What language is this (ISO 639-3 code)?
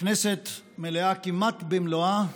heb